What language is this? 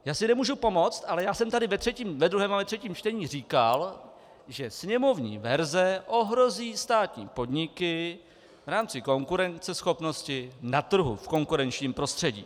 Czech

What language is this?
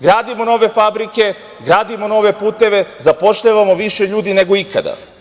Serbian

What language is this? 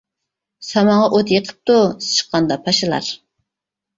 Uyghur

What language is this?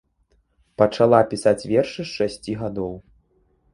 Belarusian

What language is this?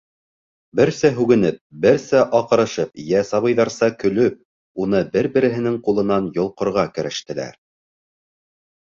Bashkir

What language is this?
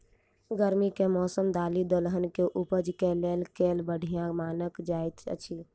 Maithili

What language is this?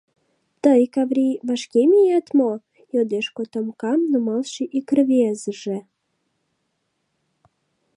Mari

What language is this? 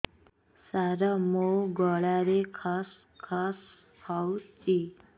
Odia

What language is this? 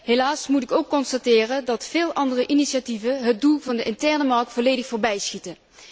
Dutch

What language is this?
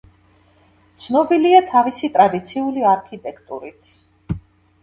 Georgian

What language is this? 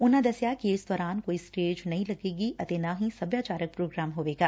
Punjabi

